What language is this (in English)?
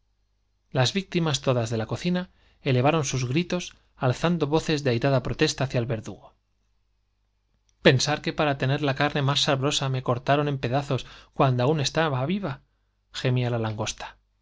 Spanish